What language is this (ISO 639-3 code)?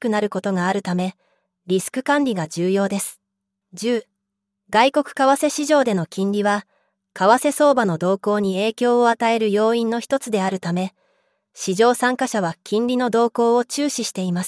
jpn